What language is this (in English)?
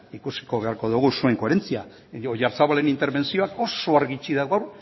Basque